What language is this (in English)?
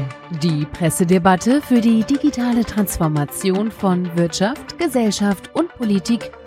German